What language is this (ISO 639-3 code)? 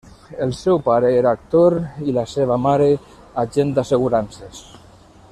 cat